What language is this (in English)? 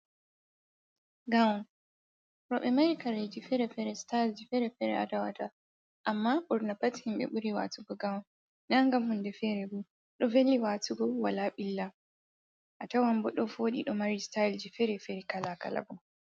Fula